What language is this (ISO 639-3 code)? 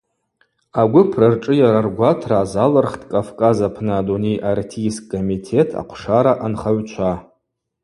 abq